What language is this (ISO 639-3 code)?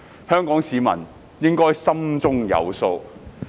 yue